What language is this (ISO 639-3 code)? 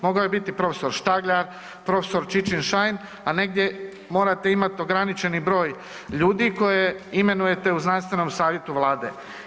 hrv